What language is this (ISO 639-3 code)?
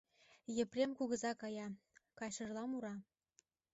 chm